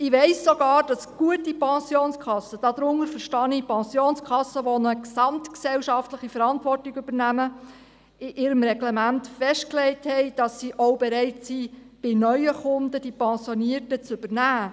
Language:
Swiss German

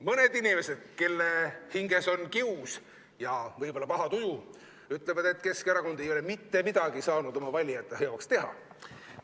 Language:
Estonian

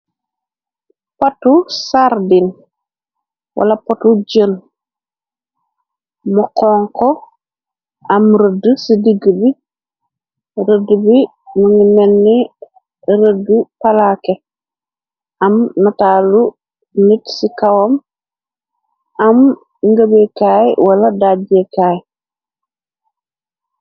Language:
Wolof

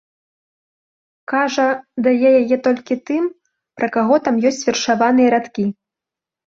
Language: Belarusian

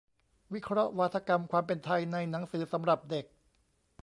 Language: Thai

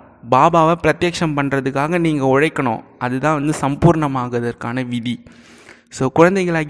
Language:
Tamil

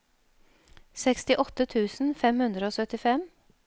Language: Norwegian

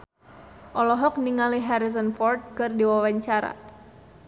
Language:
Sundanese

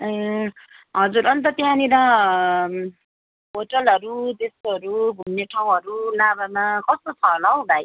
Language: Nepali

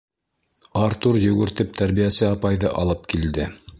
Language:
Bashkir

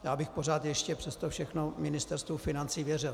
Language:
Czech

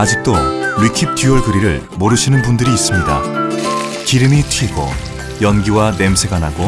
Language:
Korean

